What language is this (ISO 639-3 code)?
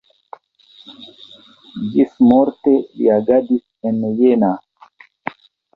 epo